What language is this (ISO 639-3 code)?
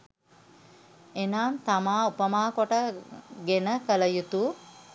sin